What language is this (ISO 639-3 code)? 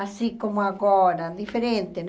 por